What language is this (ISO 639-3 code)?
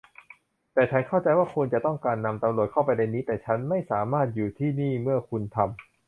tha